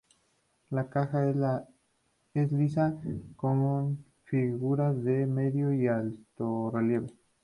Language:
Spanish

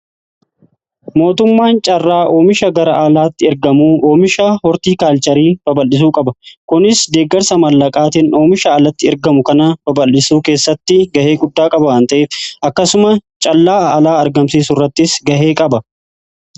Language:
Oromo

